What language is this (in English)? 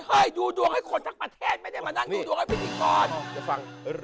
Thai